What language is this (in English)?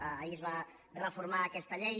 Catalan